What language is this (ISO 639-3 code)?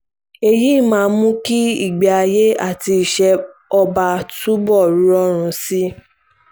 yor